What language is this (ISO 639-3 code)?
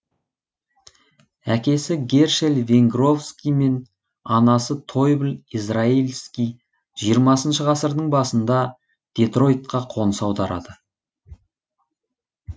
kaz